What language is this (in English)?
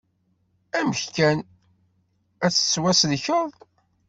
Kabyle